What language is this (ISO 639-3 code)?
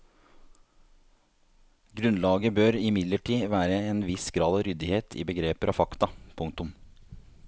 nor